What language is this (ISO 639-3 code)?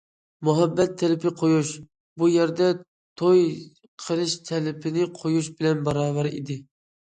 uig